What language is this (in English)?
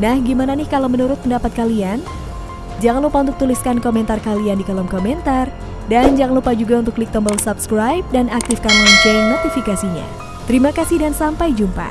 Indonesian